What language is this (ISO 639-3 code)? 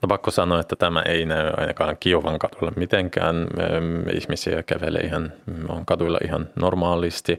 fin